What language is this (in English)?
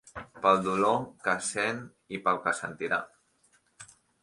Catalan